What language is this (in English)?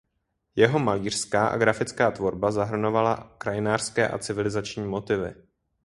Czech